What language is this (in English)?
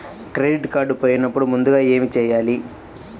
Telugu